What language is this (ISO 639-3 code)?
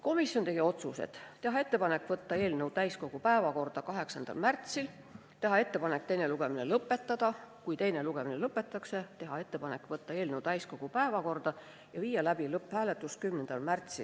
est